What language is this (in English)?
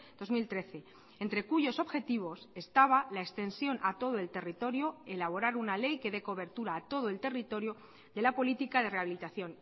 Spanish